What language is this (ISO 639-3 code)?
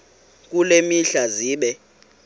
xho